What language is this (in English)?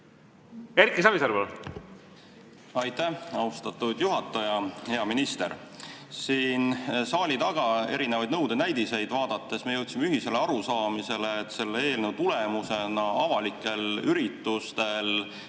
Estonian